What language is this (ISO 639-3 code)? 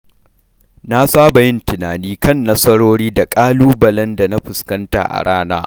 hau